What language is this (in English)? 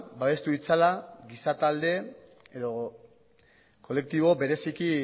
Basque